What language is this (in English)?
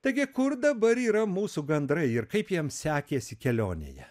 Lithuanian